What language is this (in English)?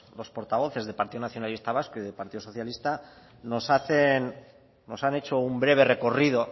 Spanish